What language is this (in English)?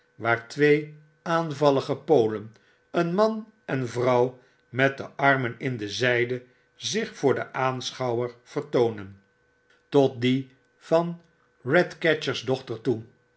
Dutch